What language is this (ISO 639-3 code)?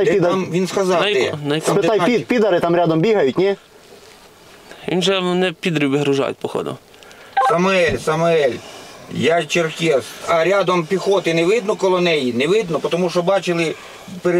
rus